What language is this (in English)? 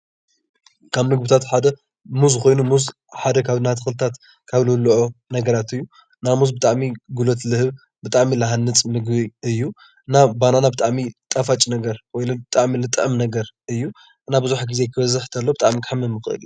Tigrinya